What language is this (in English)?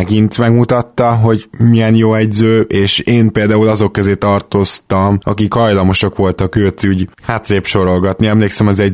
Hungarian